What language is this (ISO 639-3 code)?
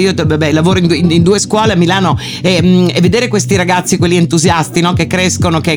ita